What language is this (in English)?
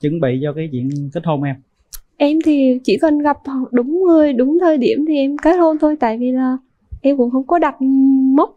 Vietnamese